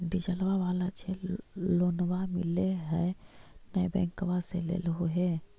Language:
Magahi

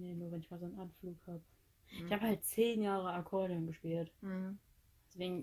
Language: German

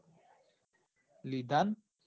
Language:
Gujarati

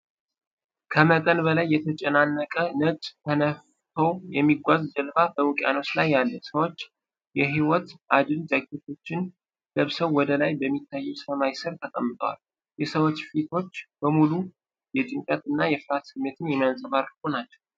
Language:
Amharic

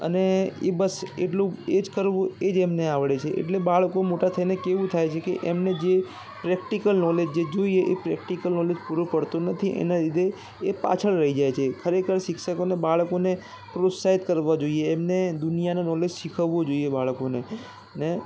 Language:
Gujarati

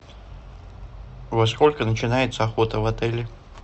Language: Russian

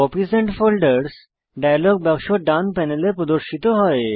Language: Bangla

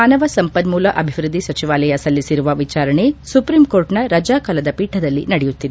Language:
Kannada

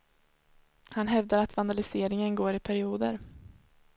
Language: Swedish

